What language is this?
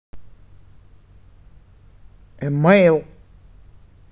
Russian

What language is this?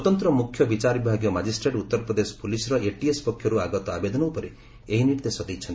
Odia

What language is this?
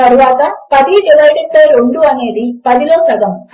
Telugu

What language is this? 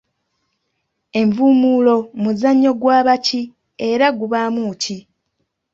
Ganda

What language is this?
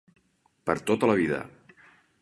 Catalan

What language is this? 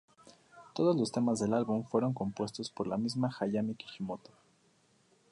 Spanish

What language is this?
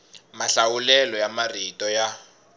Tsonga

